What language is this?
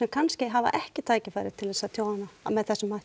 Icelandic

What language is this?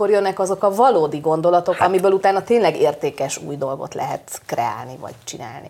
Hungarian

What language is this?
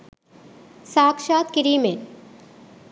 Sinhala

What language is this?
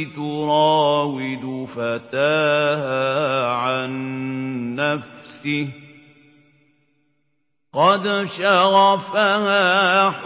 Arabic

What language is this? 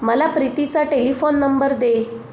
Marathi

